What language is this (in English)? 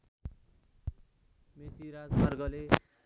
Nepali